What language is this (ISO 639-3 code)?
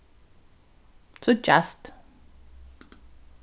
fao